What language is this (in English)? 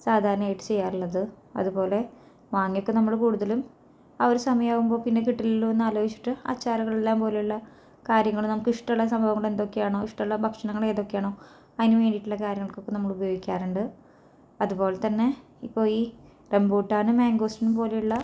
Malayalam